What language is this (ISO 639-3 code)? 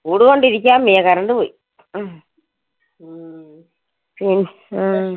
mal